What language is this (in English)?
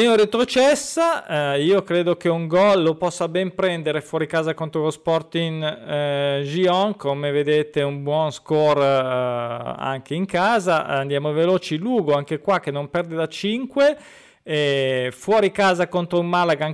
Italian